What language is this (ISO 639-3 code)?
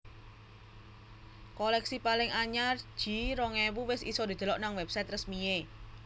jav